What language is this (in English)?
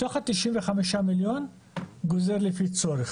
Hebrew